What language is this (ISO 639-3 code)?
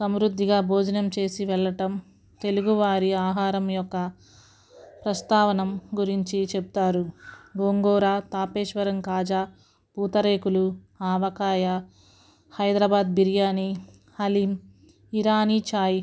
tel